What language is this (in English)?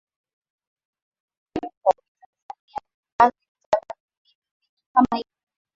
Swahili